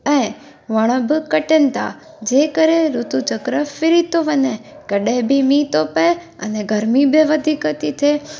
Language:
Sindhi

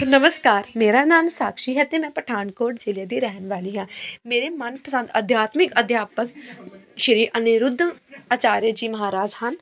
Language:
Punjabi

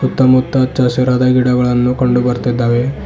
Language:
Kannada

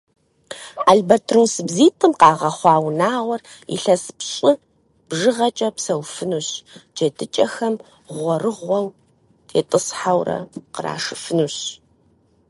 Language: Kabardian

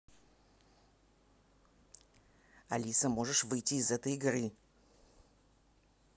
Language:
Russian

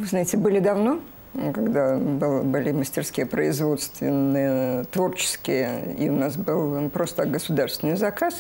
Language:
Russian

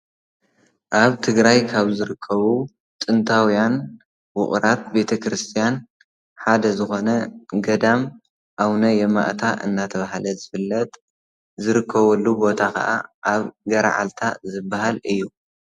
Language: Tigrinya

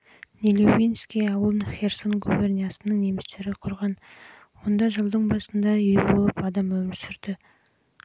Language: Kazakh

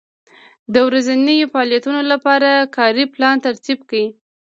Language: Pashto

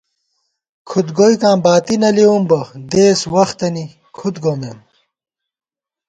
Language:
Gawar-Bati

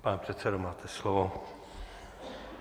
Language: Czech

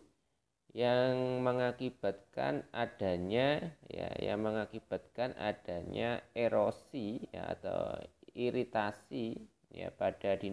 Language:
Indonesian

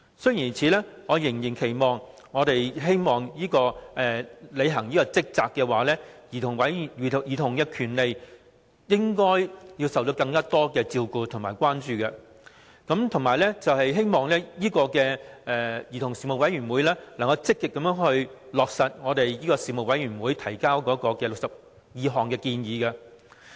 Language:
Cantonese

